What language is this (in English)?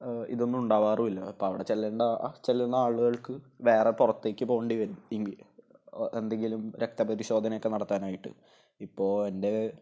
Malayalam